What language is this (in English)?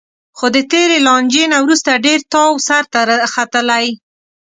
Pashto